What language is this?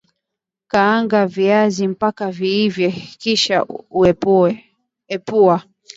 Swahili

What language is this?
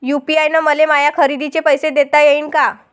Marathi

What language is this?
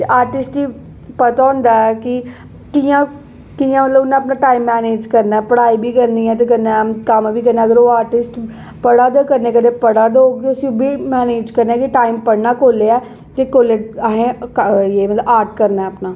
Dogri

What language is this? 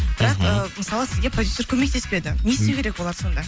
Kazakh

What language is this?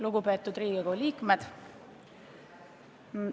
Estonian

